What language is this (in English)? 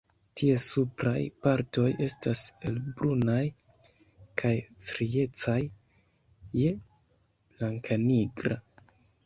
Esperanto